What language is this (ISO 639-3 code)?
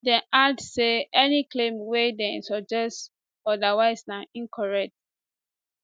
pcm